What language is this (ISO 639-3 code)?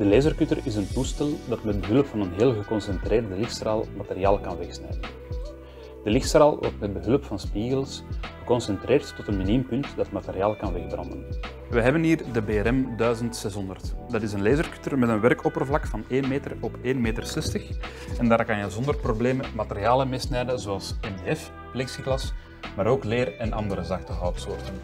nld